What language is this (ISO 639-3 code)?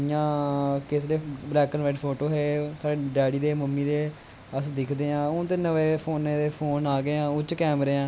doi